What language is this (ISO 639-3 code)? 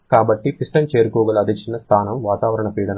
tel